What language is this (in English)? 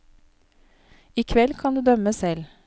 Norwegian